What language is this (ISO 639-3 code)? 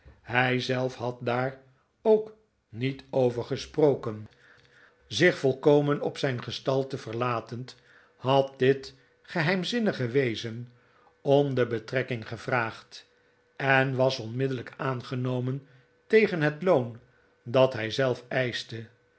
nld